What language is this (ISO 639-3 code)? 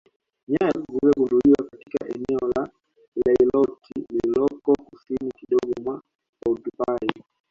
swa